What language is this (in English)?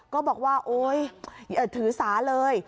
Thai